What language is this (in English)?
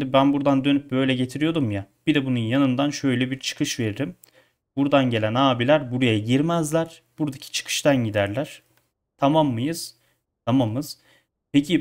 Turkish